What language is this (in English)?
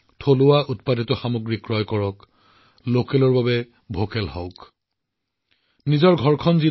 Assamese